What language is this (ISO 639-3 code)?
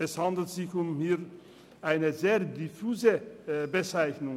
gsw